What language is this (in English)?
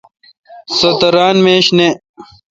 Kalkoti